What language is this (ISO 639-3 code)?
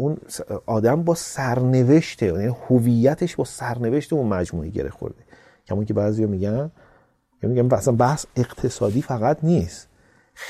fas